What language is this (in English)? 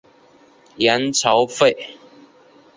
Chinese